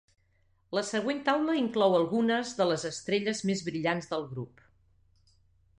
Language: Catalan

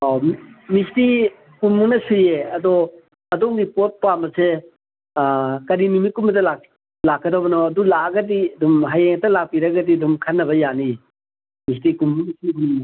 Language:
Manipuri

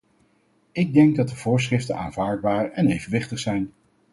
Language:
Dutch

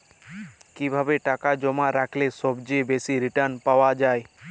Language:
Bangla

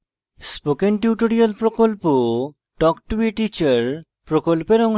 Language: Bangla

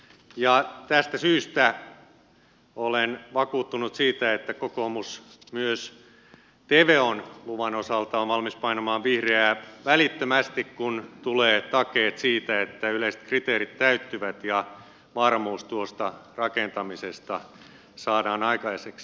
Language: Finnish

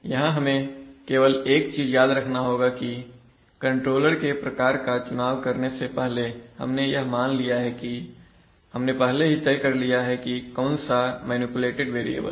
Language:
Hindi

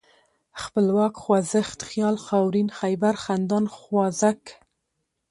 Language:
Pashto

